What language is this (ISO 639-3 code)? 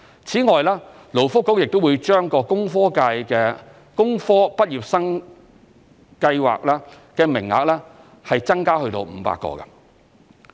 yue